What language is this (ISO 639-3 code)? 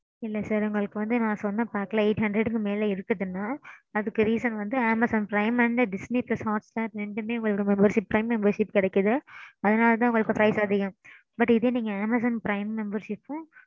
tam